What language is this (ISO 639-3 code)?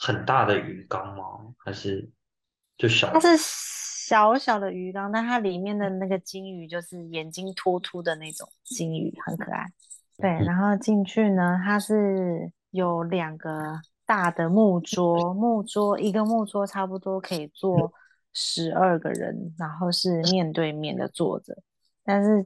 zho